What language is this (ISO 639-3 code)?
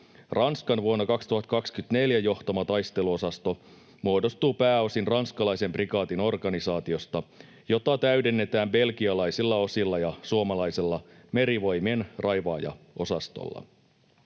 fin